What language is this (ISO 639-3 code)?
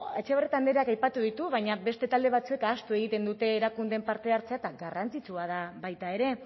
eus